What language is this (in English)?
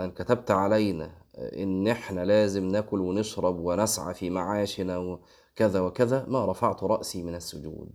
Arabic